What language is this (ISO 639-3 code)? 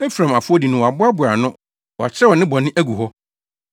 aka